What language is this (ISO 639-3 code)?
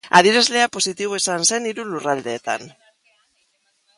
eus